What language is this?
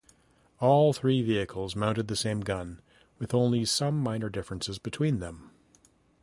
English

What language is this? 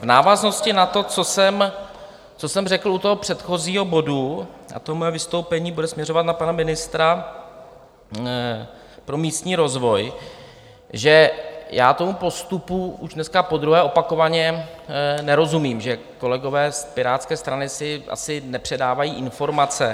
Czech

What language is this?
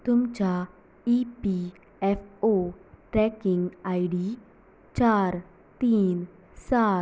Konkani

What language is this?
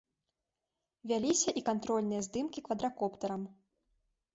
Belarusian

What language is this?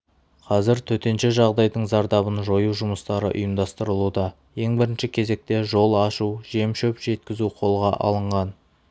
Kazakh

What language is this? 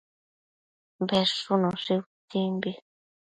Matsés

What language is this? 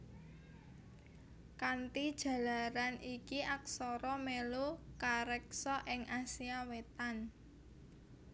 Javanese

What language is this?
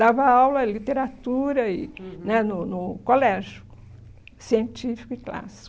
Portuguese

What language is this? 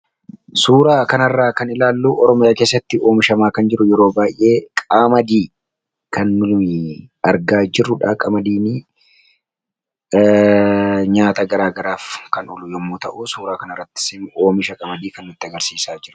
Oromo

